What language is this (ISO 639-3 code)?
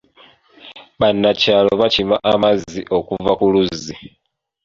lug